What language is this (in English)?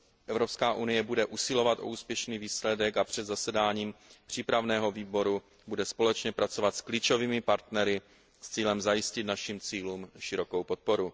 Czech